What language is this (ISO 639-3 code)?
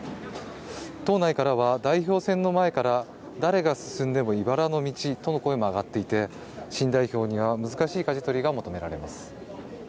jpn